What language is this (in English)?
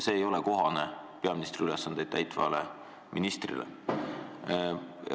Estonian